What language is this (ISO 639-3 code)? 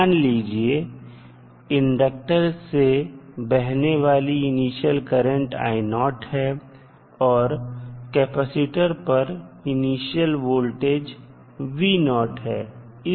hin